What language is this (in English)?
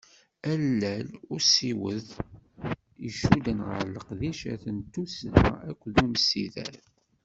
Kabyle